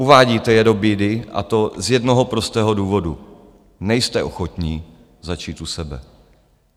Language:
Czech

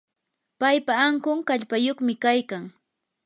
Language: Yanahuanca Pasco Quechua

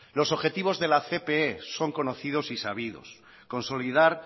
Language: Spanish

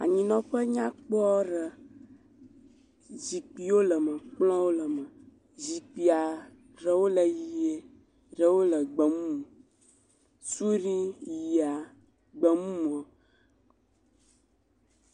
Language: Ewe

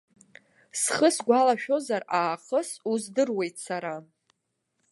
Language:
Abkhazian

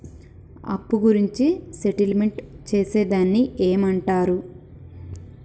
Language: Telugu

